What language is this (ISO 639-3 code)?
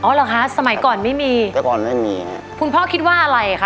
tha